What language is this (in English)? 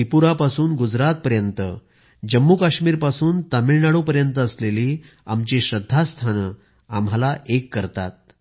Marathi